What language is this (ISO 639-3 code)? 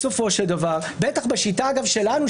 heb